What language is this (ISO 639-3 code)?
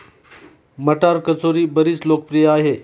mar